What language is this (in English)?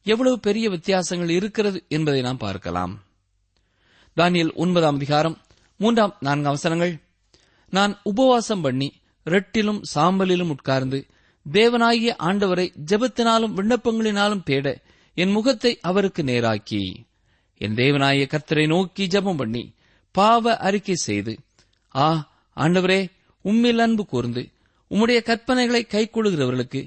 Tamil